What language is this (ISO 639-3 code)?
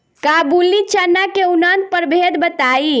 bho